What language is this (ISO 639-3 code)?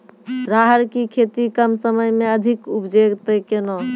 mai